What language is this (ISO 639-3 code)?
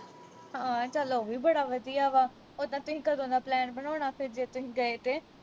pan